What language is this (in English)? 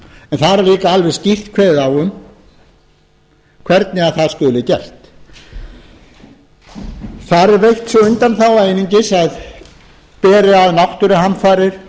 Icelandic